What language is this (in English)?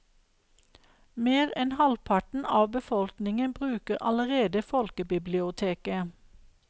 Norwegian